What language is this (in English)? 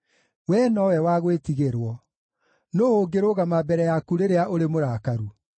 Kikuyu